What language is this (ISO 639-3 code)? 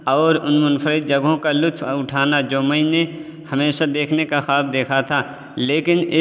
urd